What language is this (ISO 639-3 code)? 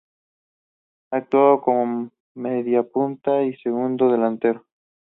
spa